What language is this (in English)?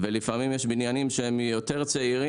Hebrew